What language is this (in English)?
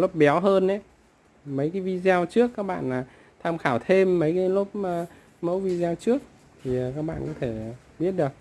Vietnamese